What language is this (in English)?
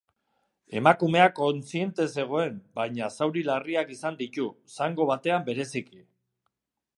Basque